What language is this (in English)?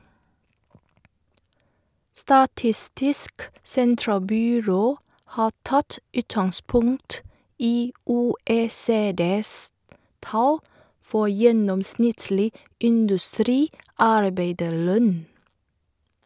Norwegian